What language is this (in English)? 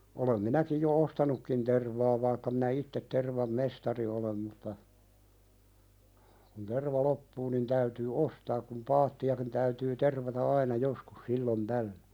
Finnish